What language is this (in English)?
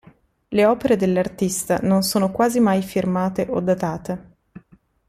Italian